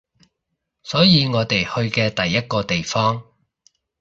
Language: Cantonese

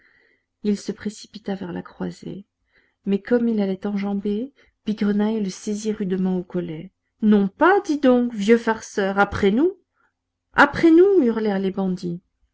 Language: French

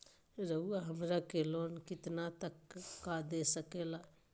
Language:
Magahi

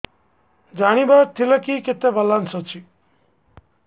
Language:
Odia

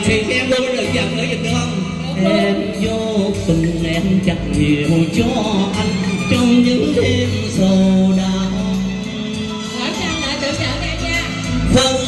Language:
Vietnamese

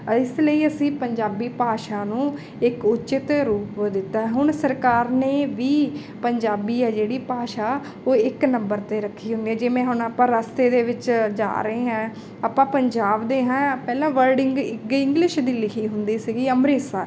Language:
Punjabi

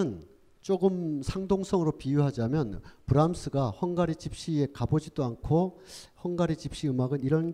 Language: Korean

